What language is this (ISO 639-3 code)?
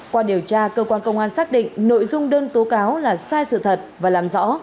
vie